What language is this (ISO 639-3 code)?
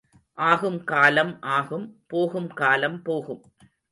tam